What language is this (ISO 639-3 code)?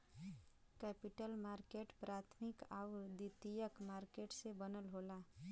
bho